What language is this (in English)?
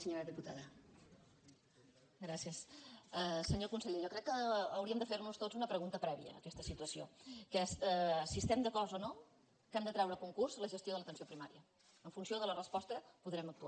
Catalan